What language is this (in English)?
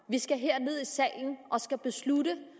Danish